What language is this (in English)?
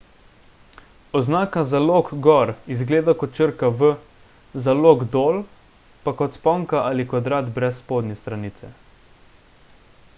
Slovenian